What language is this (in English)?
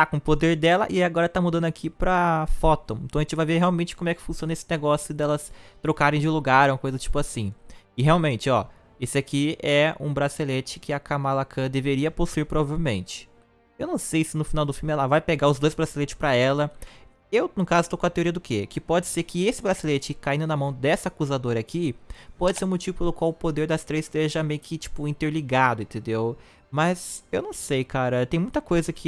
Portuguese